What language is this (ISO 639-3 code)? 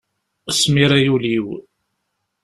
kab